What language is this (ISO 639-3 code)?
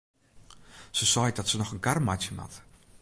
fry